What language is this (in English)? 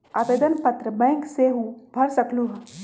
Magahi